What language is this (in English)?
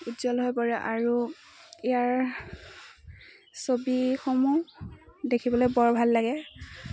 Assamese